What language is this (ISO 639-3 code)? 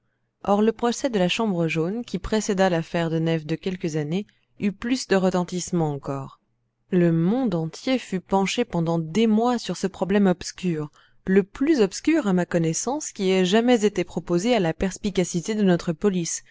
fra